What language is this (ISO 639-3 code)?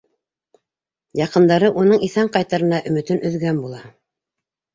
bak